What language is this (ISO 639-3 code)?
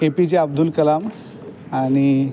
mar